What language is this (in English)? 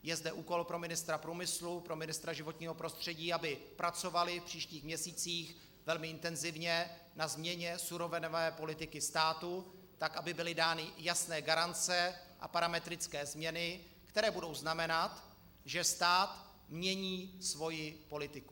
Czech